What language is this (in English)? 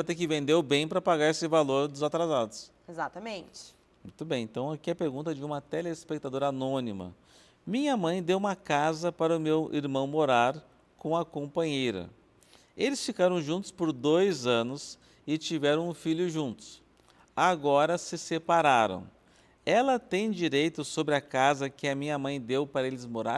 Portuguese